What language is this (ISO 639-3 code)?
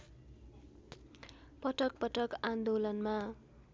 nep